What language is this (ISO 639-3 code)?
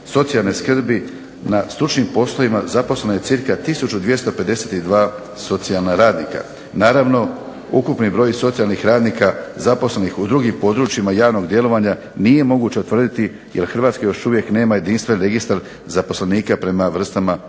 hrv